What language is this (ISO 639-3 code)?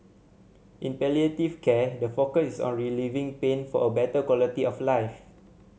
eng